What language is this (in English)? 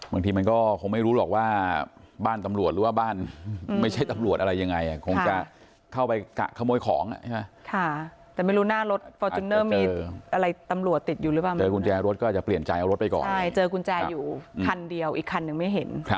Thai